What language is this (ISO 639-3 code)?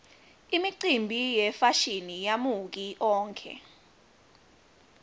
ssw